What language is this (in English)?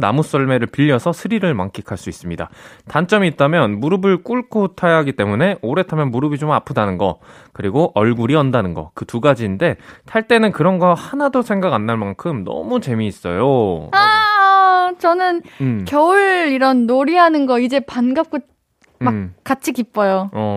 Korean